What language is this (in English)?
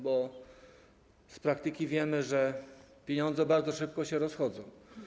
Polish